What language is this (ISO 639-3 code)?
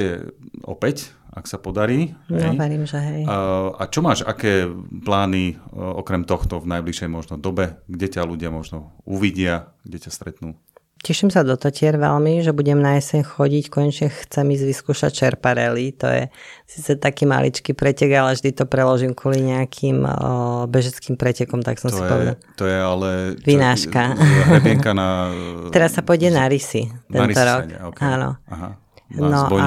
slk